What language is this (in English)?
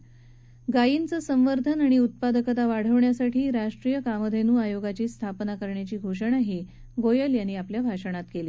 Marathi